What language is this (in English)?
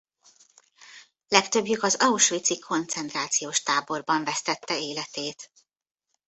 Hungarian